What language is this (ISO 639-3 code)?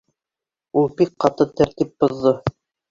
bak